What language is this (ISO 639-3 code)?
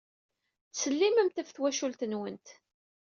kab